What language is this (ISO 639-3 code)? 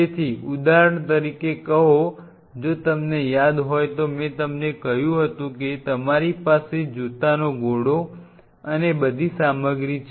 guj